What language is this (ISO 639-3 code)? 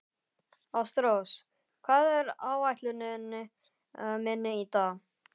isl